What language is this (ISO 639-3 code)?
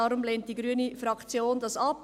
gsw